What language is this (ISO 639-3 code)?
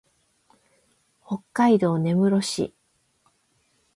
jpn